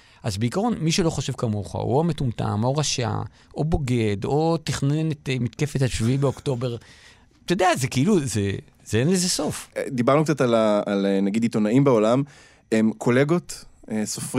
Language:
Hebrew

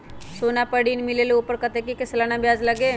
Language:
Magahi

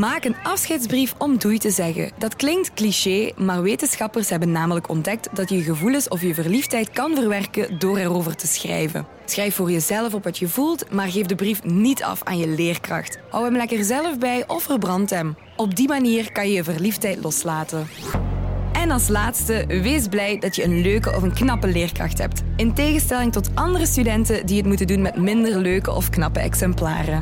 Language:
Dutch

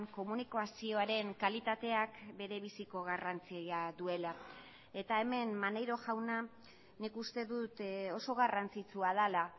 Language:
Basque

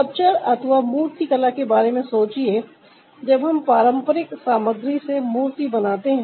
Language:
Hindi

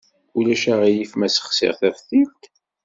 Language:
Kabyle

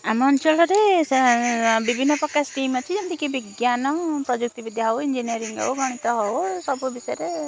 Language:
Odia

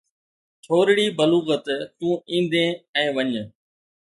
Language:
Sindhi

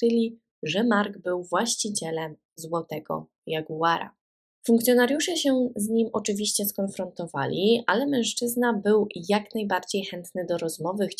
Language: Polish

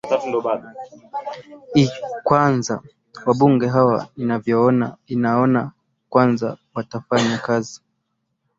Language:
Swahili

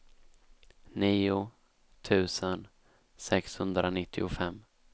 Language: Swedish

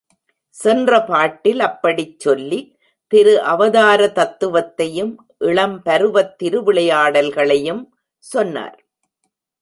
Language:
Tamil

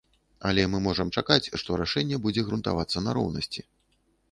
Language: Belarusian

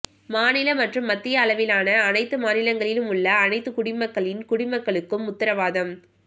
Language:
Tamil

